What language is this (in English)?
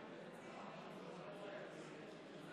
Hebrew